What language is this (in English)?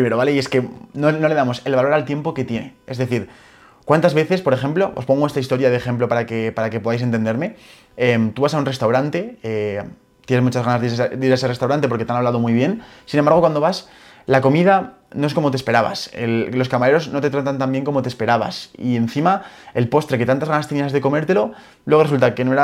Spanish